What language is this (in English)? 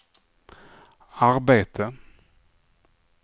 Swedish